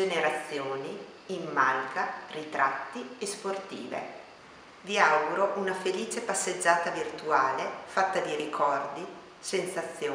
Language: Italian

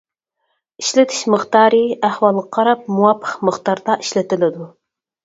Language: Uyghur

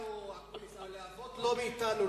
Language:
Hebrew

